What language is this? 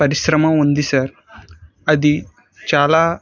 Telugu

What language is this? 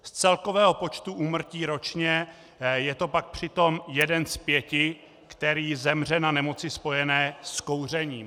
Czech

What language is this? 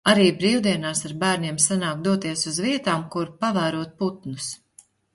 Latvian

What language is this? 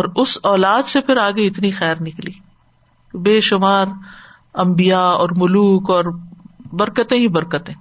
Urdu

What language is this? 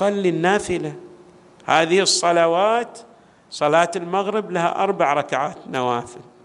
Arabic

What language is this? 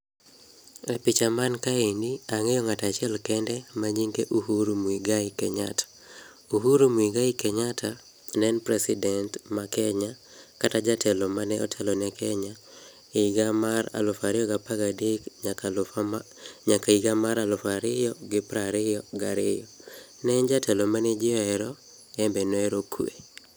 Luo (Kenya and Tanzania)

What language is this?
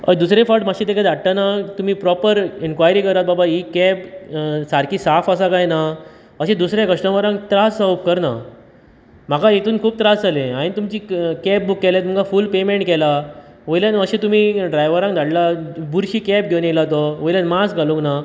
Konkani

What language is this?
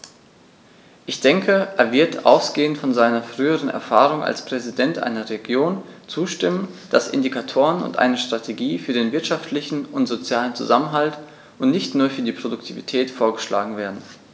German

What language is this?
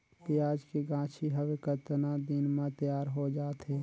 Chhattisgarhi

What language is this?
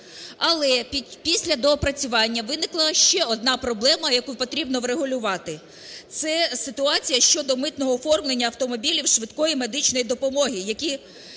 Ukrainian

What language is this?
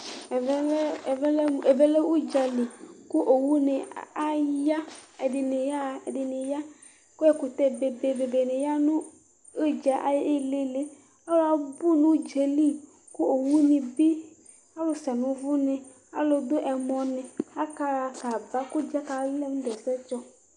Ikposo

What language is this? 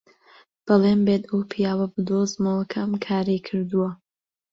Central Kurdish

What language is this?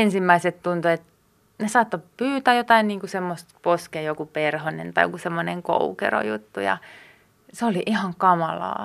Finnish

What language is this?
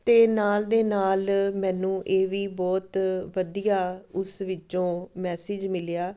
Punjabi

